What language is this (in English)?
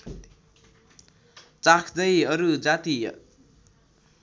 Nepali